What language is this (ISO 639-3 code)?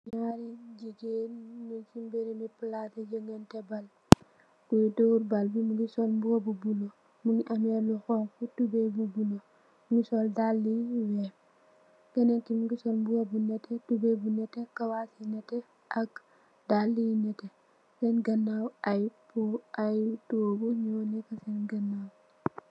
wol